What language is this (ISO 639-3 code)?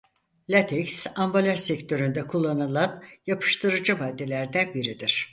tur